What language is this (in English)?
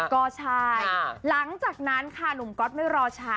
Thai